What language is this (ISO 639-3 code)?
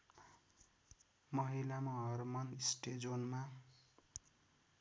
nep